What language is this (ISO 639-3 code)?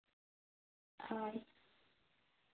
sat